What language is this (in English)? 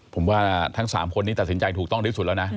Thai